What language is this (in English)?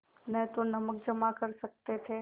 Hindi